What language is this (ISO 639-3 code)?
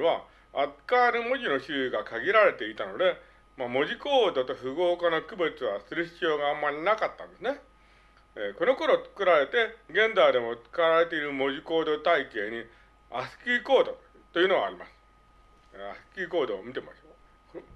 jpn